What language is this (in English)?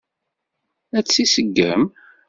Kabyle